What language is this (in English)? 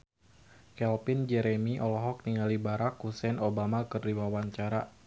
Sundanese